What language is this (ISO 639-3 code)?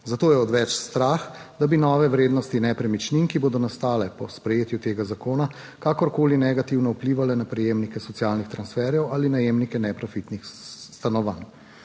slv